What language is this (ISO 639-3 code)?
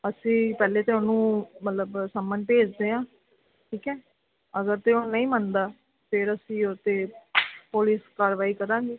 pan